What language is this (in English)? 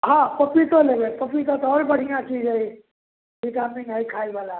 Maithili